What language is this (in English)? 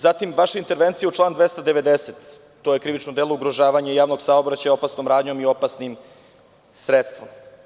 Serbian